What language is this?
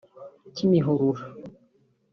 Kinyarwanda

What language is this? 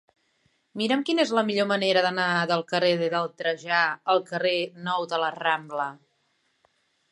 Catalan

